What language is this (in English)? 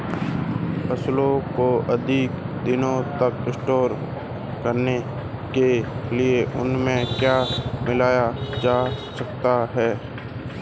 Hindi